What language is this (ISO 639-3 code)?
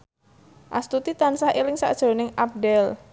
jav